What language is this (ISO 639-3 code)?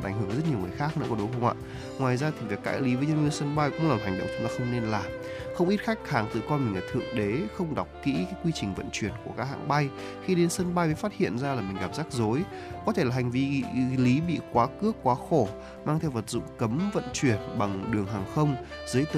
vie